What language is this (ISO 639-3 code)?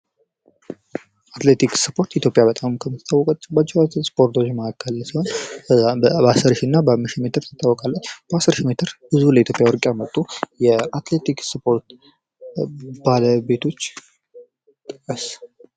amh